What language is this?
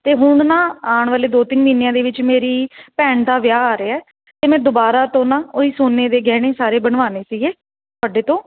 Punjabi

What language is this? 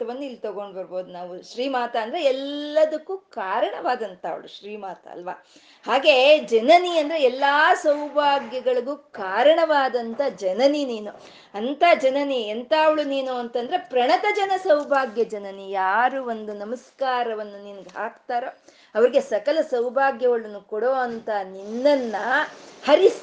Kannada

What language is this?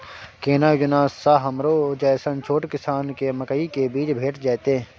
Maithili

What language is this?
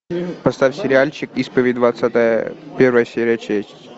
Russian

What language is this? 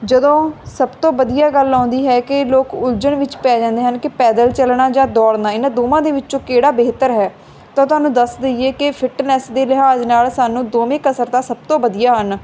Punjabi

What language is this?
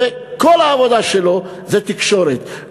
Hebrew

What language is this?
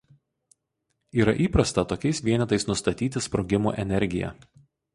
Lithuanian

